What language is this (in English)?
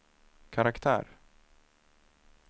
Swedish